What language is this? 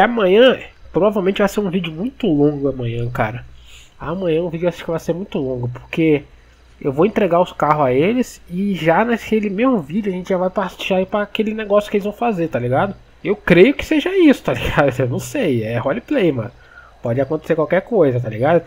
Portuguese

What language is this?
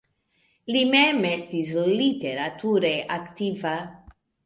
Esperanto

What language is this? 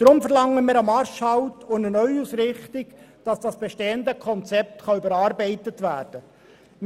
Swiss German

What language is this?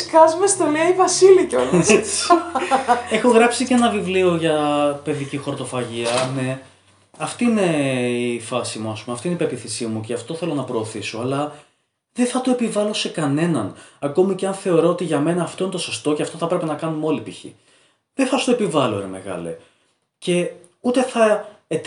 Greek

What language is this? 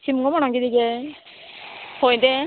Konkani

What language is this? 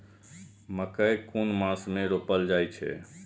Maithili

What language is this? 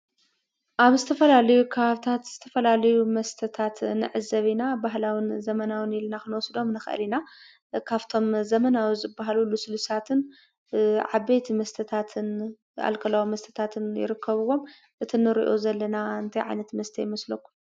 Tigrinya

